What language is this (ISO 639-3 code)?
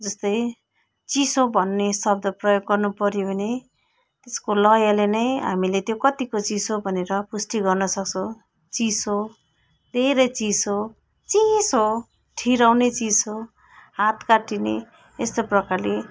nep